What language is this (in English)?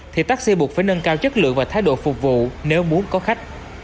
Vietnamese